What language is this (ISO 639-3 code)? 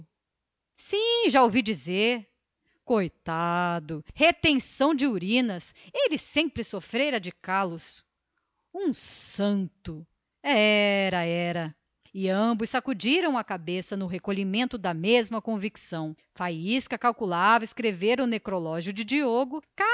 por